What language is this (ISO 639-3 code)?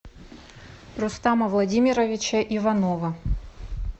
rus